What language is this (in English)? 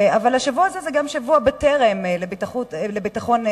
Hebrew